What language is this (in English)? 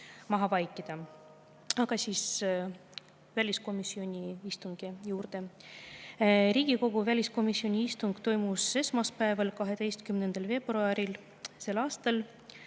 Estonian